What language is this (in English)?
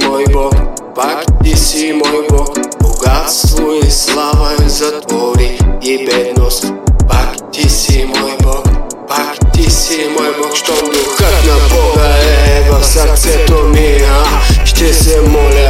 Bulgarian